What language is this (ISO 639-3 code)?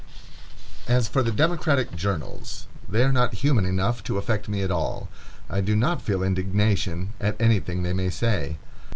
eng